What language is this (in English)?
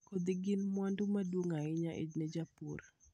Luo (Kenya and Tanzania)